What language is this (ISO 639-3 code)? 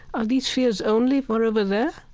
eng